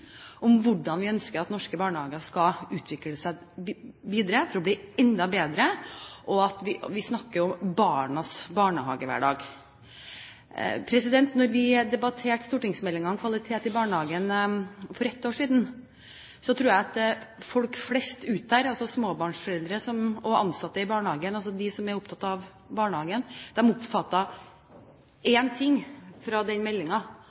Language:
Norwegian Bokmål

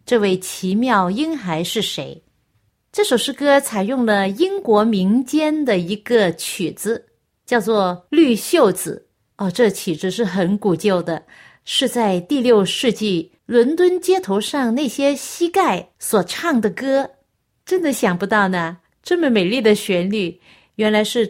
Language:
Chinese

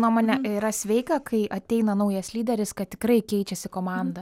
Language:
Lithuanian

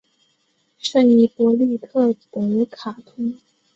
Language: Chinese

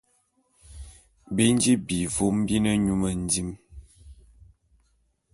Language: Bulu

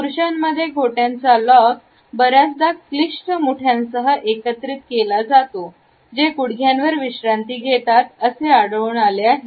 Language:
Marathi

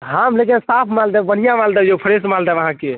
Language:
Maithili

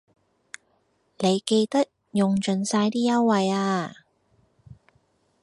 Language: Cantonese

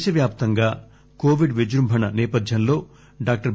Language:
Telugu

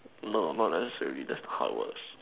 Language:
English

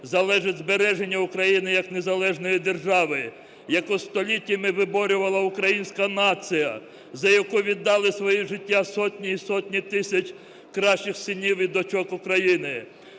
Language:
Ukrainian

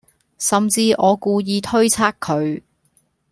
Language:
Cantonese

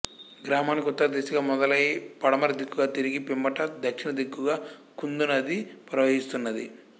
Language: Telugu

